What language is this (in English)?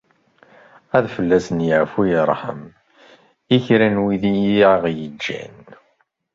Kabyle